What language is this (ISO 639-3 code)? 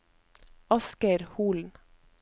nor